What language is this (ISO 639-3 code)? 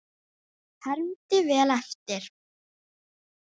isl